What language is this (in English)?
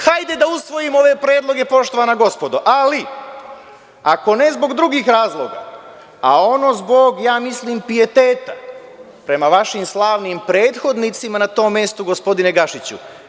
Serbian